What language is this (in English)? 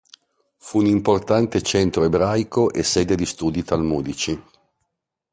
Italian